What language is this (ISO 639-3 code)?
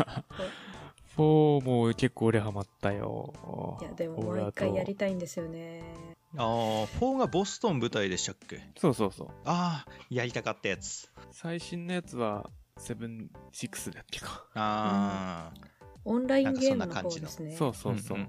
jpn